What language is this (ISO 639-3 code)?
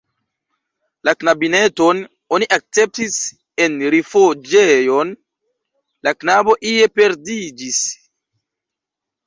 epo